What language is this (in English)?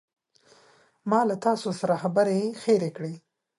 Pashto